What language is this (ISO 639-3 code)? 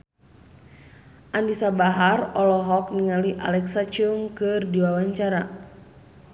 sun